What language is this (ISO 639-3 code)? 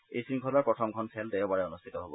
asm